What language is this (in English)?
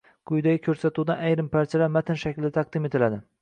Uzbek